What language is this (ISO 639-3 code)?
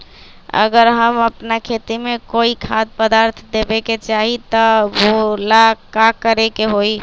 mag